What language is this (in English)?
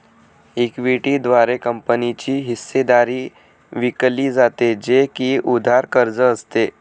Marathi